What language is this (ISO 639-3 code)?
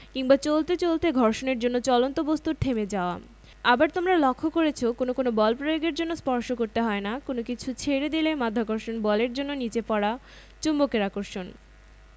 ben